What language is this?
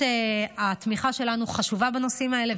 Hebrew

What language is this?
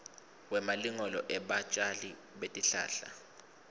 Swati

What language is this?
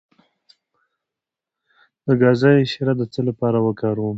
Pashto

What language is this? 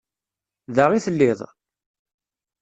Kabyle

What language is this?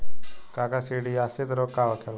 Bhojpuri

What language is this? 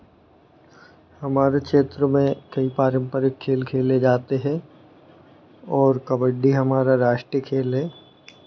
Hindi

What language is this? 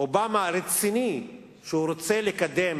Hebrew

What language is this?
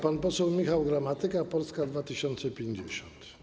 Polish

